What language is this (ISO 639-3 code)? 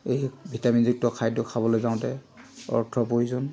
asm